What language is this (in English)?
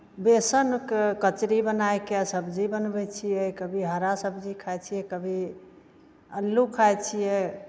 Maithili